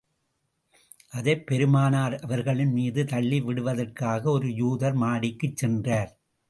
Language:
Tamil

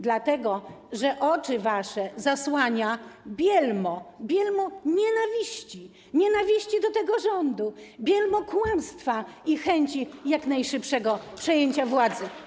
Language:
Polish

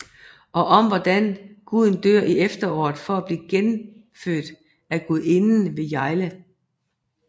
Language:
Danish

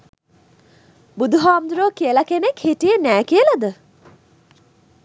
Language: Sinhala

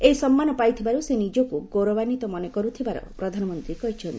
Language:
Odia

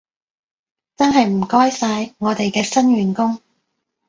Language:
Cantonese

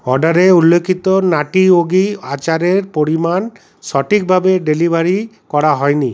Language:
Bangla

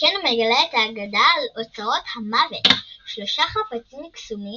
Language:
Hebrew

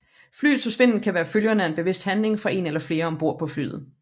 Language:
Danish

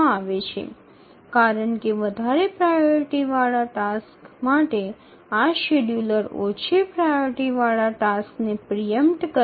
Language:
Bangla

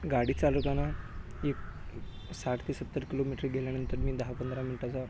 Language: Marathi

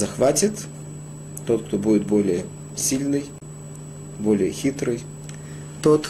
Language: Russian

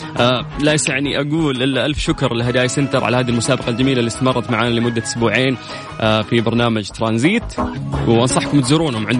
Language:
Arabic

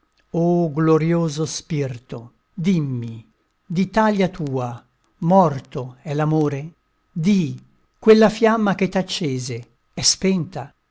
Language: Italian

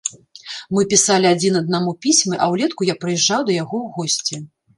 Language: Belarusian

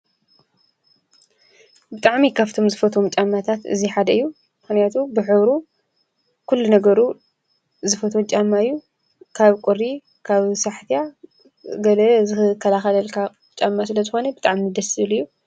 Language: Tigrinya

